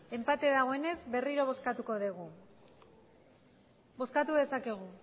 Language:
Basque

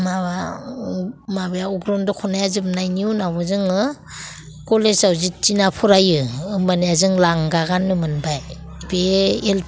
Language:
Bodo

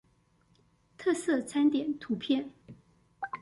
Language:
Chinese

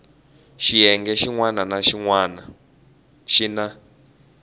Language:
Tsonga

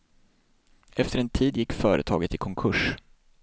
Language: Swedish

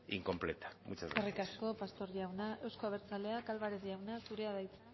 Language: Basque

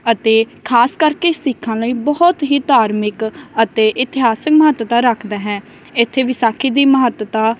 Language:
Punjabi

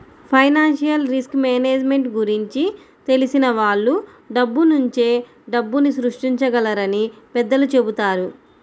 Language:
Telugu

